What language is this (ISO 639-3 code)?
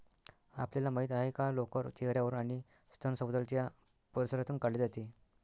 mar